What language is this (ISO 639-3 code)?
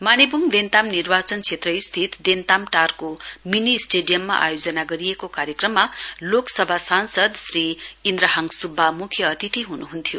nep